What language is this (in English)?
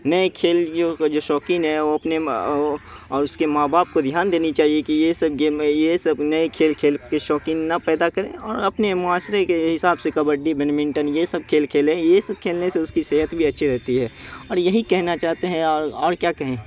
Urdu